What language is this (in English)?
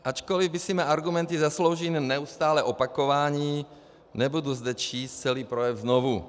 Czech